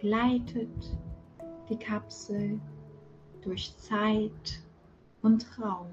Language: German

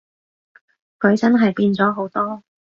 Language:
Cantonese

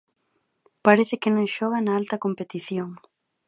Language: Galician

